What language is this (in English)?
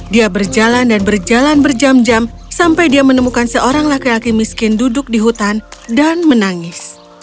Indonesian